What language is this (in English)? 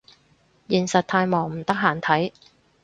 Cantonese